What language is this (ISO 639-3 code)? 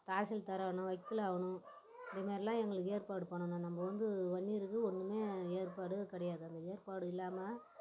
tam